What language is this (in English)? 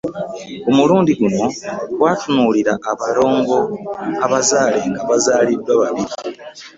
Ganda